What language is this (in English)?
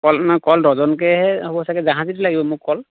Assamese